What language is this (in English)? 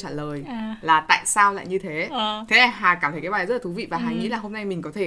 Vietnamese